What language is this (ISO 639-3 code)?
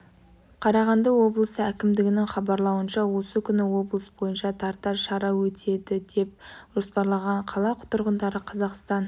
kaz